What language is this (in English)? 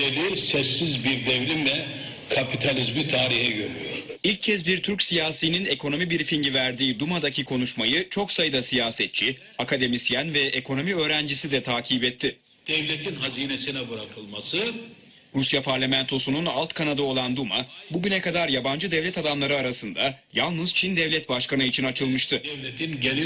Turkish